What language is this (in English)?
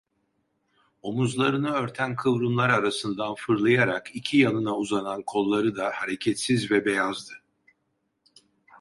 Turkish